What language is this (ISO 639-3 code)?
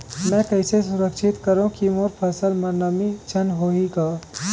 hne